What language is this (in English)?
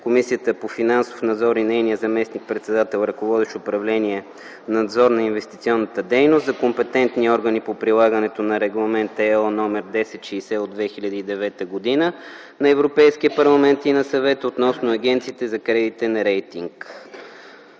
Bulgarian